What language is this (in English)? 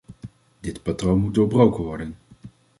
Dutch